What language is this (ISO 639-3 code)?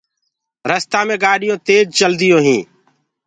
ggg